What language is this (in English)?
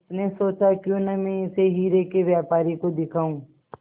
Hindi